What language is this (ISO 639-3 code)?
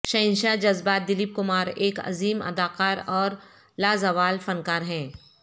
urd